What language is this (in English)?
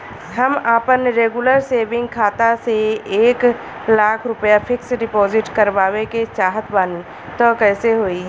Bhojpuri